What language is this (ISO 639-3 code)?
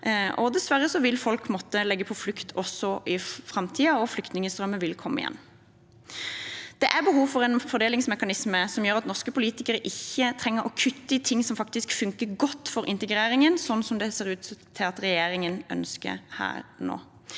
nor